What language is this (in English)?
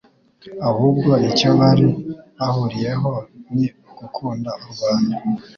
Kinyarwanda